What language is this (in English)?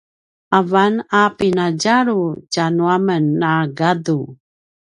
Paiwan